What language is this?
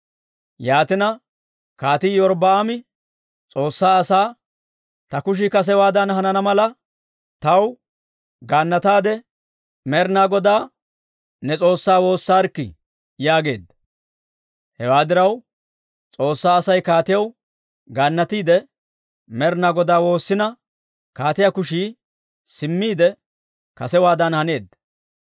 Dawro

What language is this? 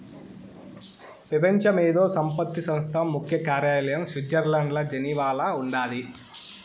Telugu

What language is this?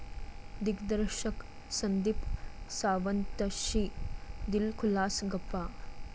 Marathi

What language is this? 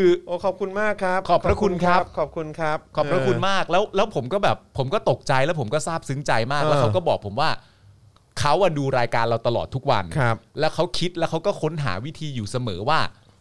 Thai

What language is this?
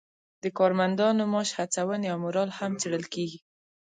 Pashto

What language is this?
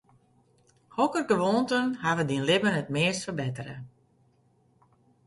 Western Frisian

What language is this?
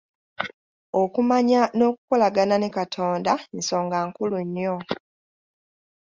Ganda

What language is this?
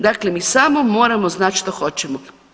Croatian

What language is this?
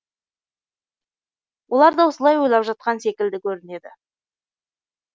Kazakh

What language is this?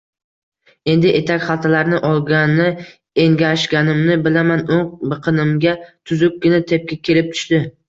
Uzbek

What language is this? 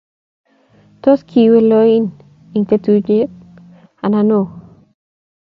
Kalenjin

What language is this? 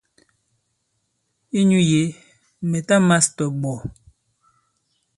Bankon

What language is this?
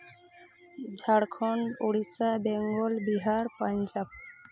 Santali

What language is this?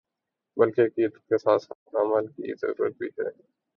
Urdu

